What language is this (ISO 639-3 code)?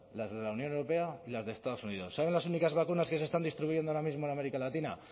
spa